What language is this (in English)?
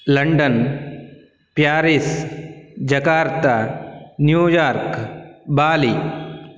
Sanskrit